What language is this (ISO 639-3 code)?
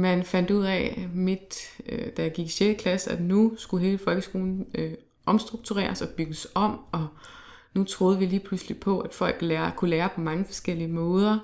dan